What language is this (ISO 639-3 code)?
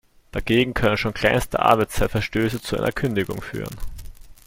deu